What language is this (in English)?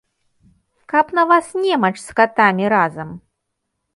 Belarusian